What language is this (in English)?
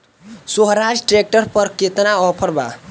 Bhojpuri